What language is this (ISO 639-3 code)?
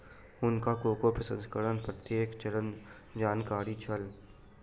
mai